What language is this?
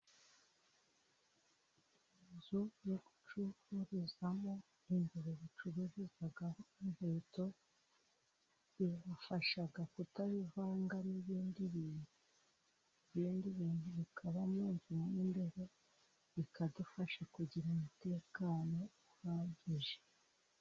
Kinyarwanda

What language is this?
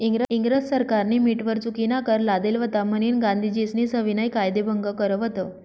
Marathi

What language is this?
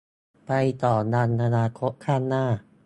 Thai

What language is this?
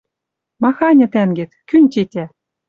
Western Mari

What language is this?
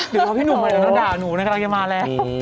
Thai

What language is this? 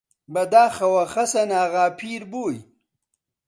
Central Kurdish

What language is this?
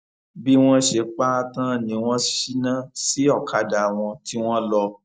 Yoruba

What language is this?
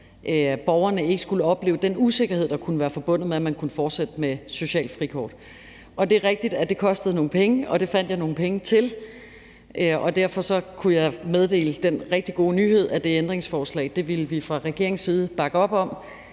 Danish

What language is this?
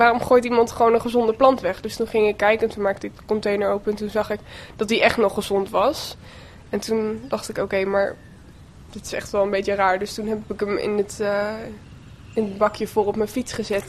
Dutch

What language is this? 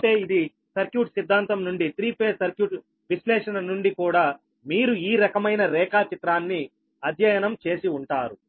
Telugu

